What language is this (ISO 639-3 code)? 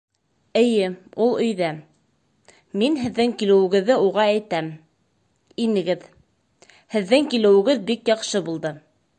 bak